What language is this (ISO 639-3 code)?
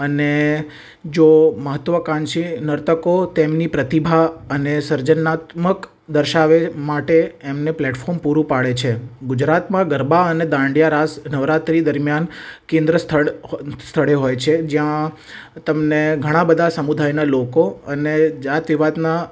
guj